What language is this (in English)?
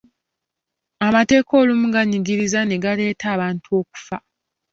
Ganda